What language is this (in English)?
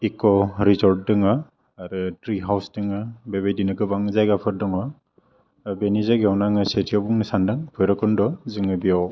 Bodo